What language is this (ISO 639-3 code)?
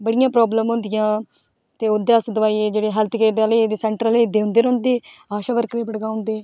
doi